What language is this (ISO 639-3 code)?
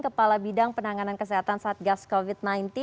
ind